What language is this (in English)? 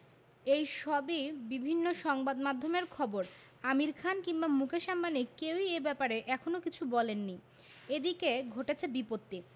Bangla